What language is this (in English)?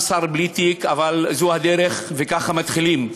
Hebrew